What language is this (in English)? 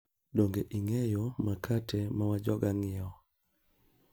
Luo (Kenya and Tanzania)